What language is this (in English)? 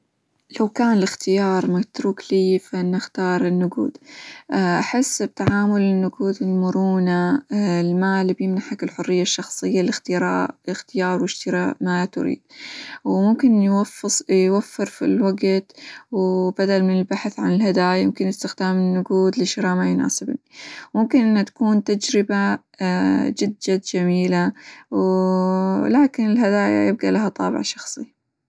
Hijazi Arabic